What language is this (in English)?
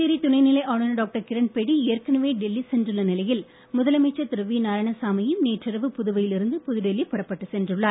Tamil